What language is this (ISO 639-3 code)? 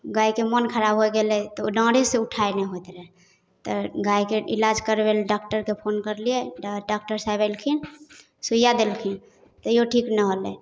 mai